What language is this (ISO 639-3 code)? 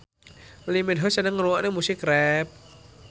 jav